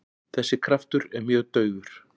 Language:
Icelandic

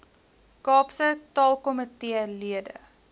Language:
Afrikaans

